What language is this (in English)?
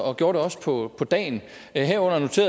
Danish